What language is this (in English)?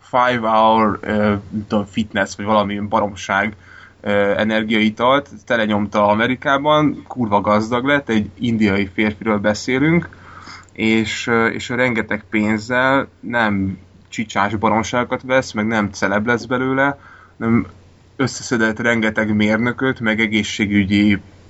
Hungarian